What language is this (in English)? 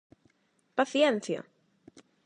Galician